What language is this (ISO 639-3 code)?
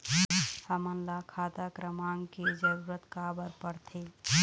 hne